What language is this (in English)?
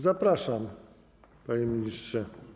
Polish